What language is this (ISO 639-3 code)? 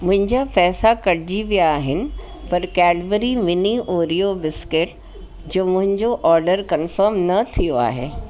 snd